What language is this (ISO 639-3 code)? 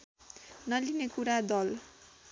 nep